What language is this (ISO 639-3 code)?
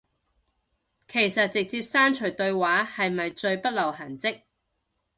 yue